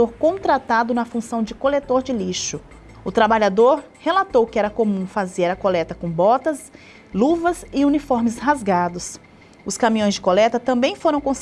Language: Portuguese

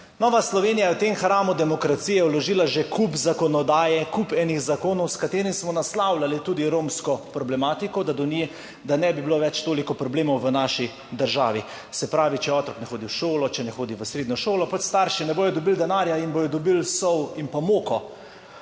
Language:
Slovenian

